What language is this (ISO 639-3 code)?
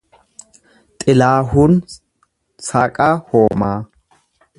orm